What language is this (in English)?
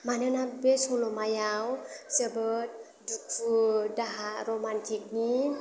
Bodo